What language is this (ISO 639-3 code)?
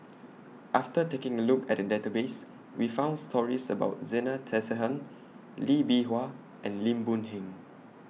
eng